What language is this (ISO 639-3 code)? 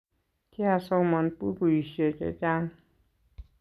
kln